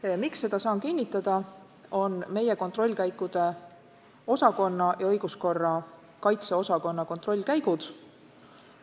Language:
Estonian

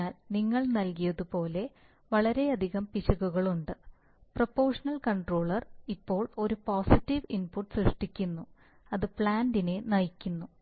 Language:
Malayalam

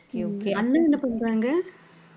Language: Tamil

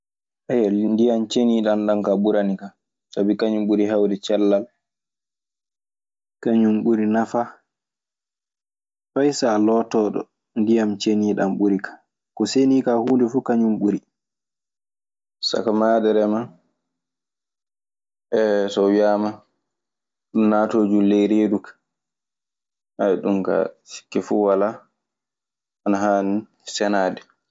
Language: Maasina Fulfulde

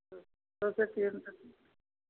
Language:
Hindi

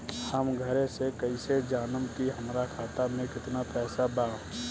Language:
Bhojpuri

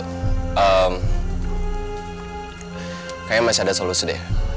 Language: Indonesian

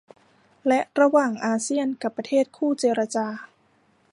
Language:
Thai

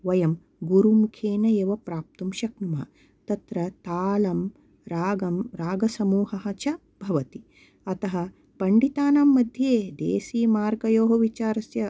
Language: Sanskrit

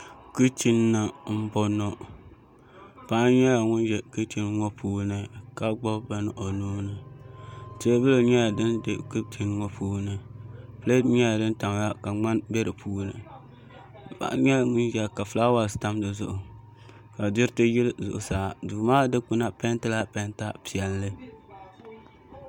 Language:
Dagbani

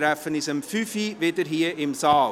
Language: Swiss German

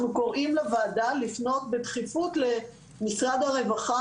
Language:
Hebrew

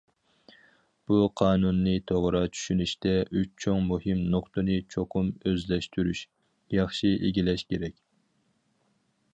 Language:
Uyghur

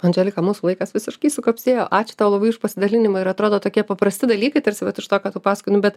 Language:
Lithuanian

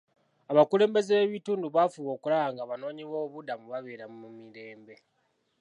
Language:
Ganda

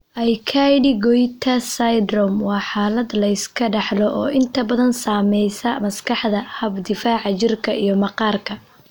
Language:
Somali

